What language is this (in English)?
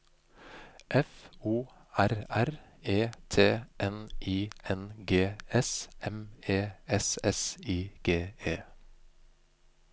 Norwegian